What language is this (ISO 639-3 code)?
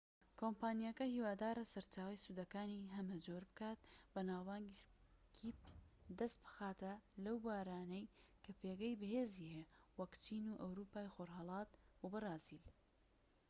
ckb